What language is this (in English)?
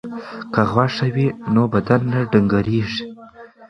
Pashto